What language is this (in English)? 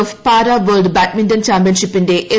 Malayalam